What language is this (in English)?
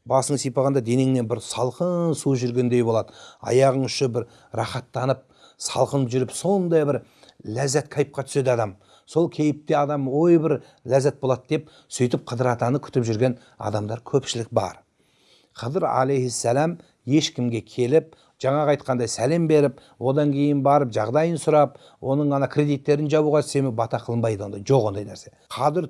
Turkish